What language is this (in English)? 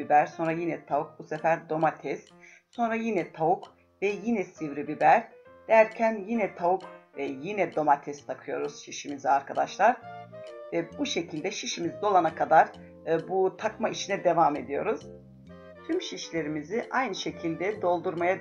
Turkish